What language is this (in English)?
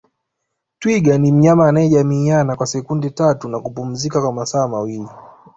Swahili